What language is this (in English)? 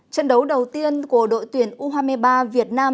Vietnamese